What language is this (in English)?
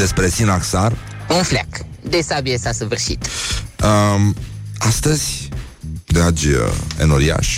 Romanian